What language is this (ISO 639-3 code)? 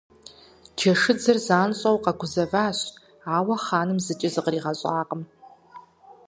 kbd